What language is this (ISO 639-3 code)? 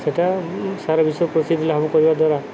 ori